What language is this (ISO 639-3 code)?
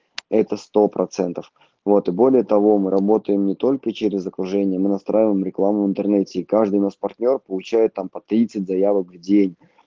rus